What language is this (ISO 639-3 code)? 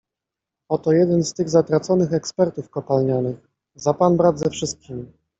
pol